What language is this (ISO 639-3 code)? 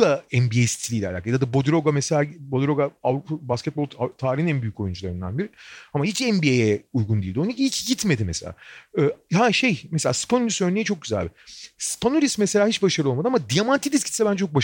tur